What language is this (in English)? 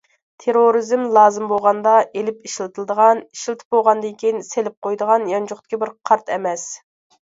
Uyghur